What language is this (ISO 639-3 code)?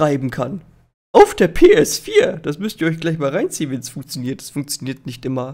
deu